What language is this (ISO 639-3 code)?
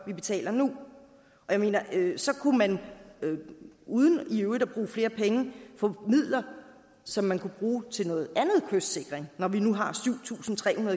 dan